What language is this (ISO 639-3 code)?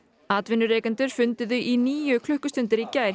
isl